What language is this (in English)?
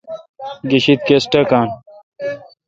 Kalkoti